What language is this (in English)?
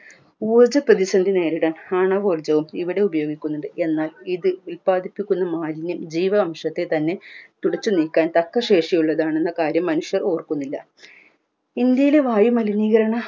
Malayalam